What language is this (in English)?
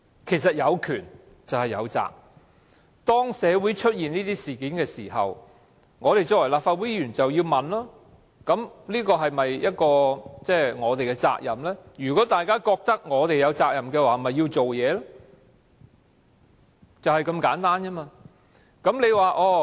Cantonese